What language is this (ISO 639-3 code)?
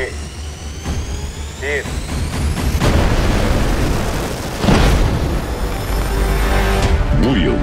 tur